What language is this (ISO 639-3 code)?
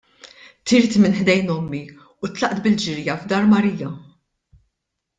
mlt